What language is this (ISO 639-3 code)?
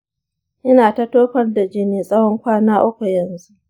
hau